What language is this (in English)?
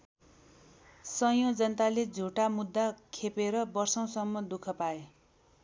Nepali